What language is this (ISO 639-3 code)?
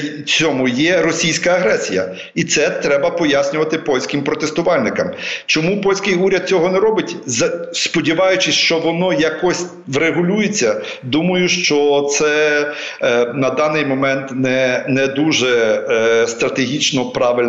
ukr